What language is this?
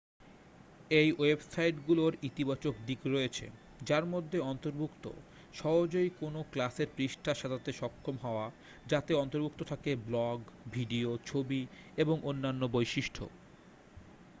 Bangla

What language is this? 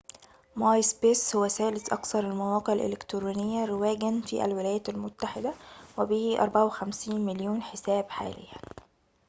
Arabic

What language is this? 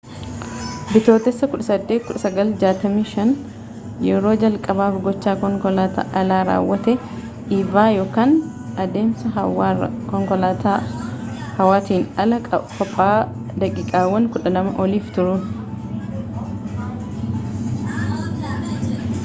Oromo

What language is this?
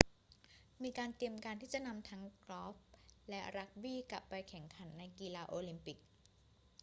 Thai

